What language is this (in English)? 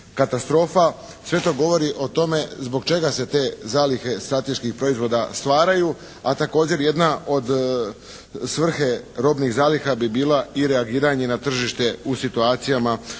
Croatian